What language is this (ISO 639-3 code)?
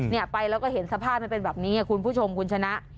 tha